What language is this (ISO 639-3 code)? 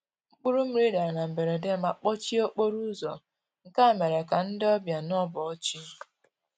ibo